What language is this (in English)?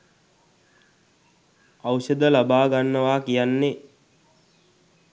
Sinhala